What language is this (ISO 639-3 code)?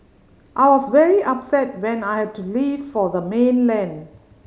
eng